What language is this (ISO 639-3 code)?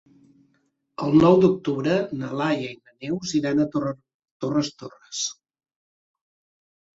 cat